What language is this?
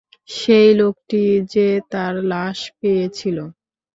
Bangla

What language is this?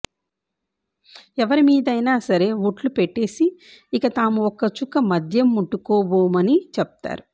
Telugu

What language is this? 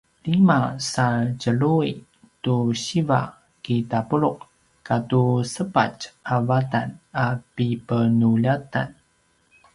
Paiwan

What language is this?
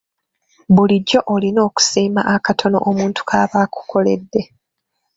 Ganda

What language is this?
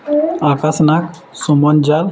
Odia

